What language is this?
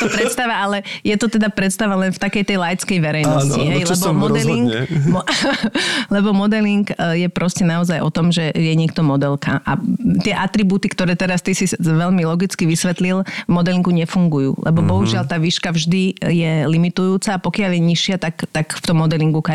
Slovak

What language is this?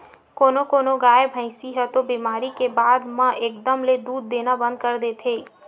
Chhattisgarhi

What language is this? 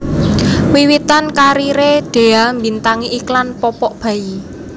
Javanese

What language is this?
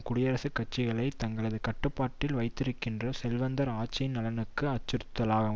Tamil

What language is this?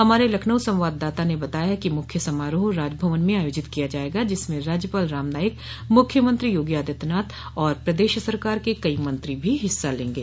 Hindi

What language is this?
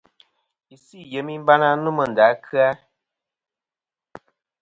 Kom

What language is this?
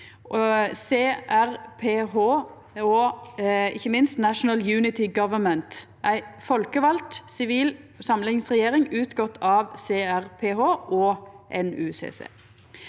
Norwegian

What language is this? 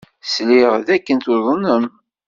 Kabyle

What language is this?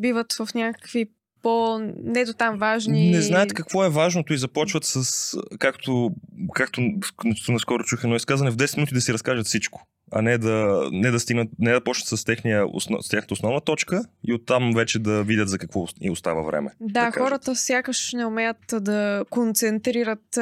Bulgarian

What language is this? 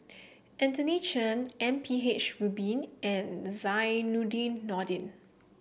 English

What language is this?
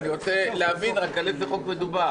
Hebrew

